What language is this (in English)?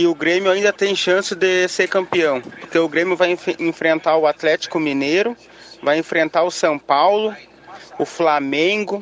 Portuguese